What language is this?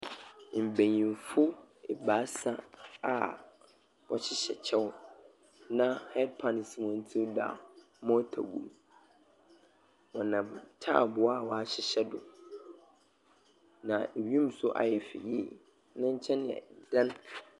Akan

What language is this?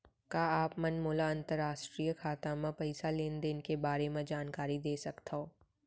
Chhattisgarhi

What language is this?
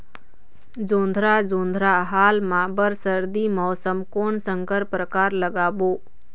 Chhattisgarhi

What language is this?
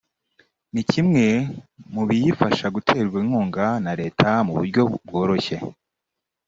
Kinyarwanda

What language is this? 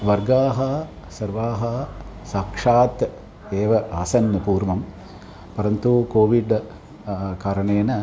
Sanskrit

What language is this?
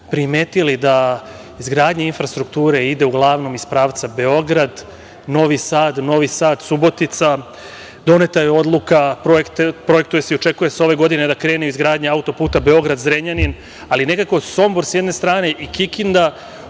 Serbian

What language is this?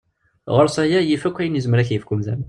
Kabyle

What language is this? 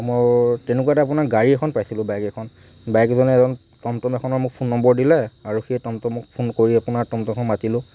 Assamese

